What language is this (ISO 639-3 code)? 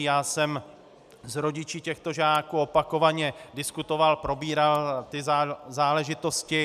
ces